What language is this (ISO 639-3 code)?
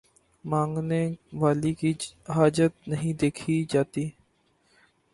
urd